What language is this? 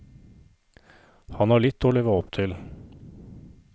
Norwegian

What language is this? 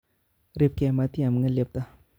Kalenjin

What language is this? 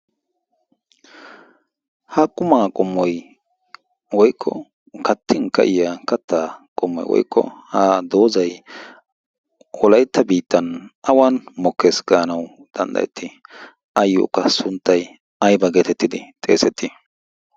Wolaytta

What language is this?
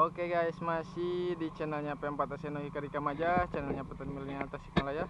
Indonesian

